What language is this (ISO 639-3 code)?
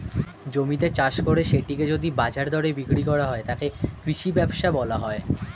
ben